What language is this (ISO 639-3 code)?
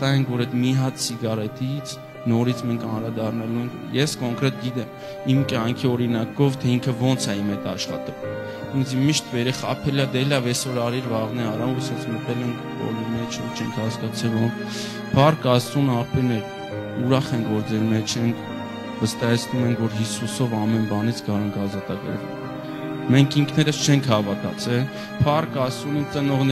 ron